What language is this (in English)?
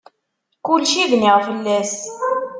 Kabyle